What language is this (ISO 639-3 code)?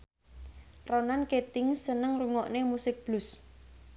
jav